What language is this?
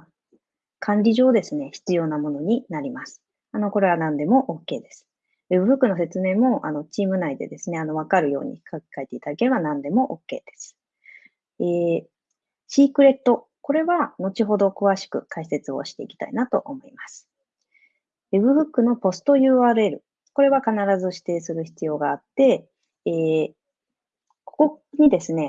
Japanese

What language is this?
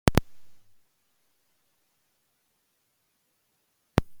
Oromo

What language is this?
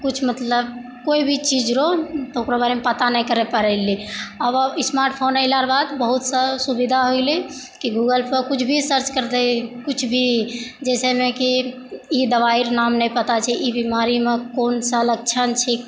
Maithili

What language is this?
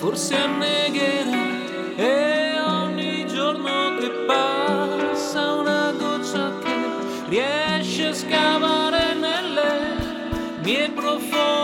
Russian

